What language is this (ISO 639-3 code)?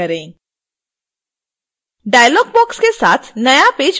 hin